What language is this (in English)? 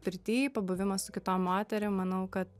Lithuanian